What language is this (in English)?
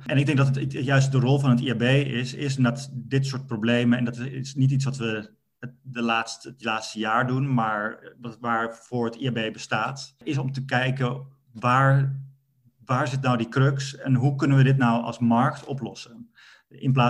Dutch